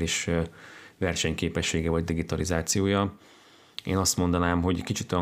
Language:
Hungarian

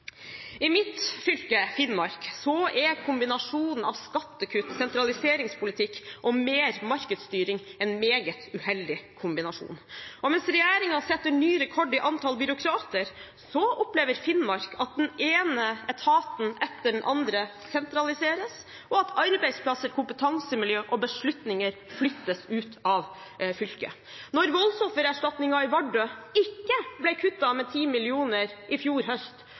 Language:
Norwegian Bokmål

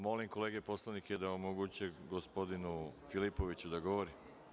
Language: Serbian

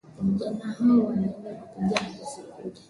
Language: Swahili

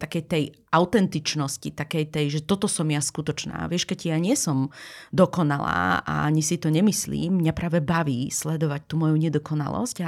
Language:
Slovak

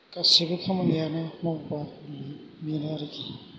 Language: Bodo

